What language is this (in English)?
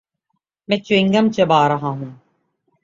Urdu